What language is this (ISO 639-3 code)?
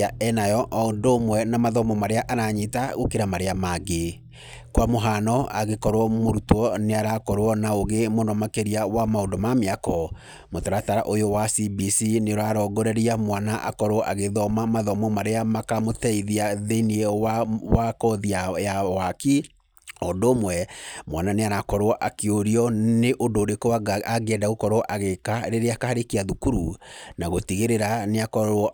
kik